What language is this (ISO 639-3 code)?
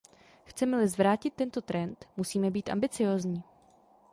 ces